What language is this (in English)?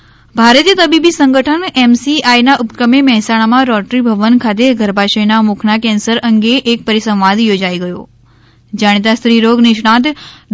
Gujarati